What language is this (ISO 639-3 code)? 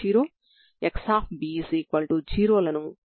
tel